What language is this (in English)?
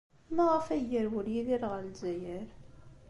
Kabyle